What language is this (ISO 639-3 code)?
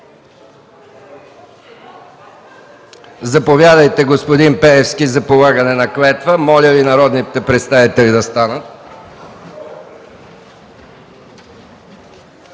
bul